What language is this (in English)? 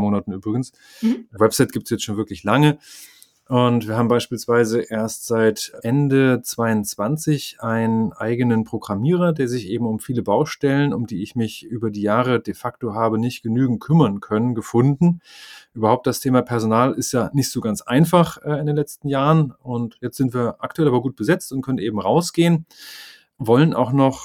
German